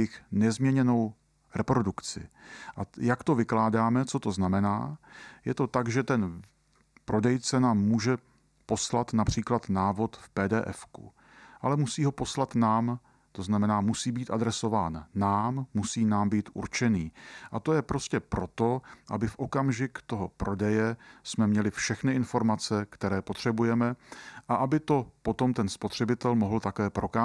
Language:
Czech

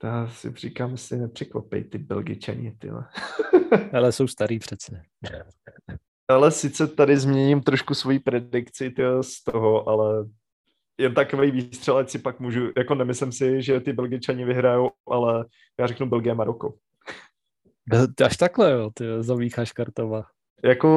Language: Czech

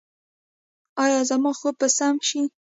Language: Pashto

